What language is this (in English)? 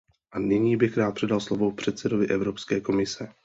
Czech